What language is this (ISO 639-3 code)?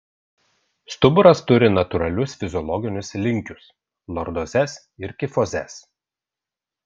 lit